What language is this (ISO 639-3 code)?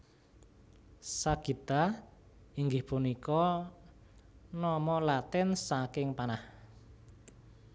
jav